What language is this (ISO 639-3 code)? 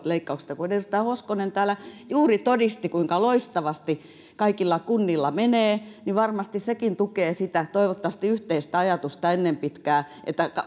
fin